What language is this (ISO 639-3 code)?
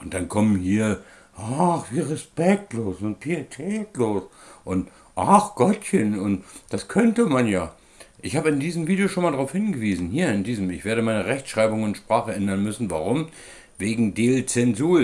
deu